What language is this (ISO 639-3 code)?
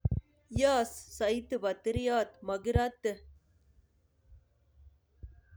kln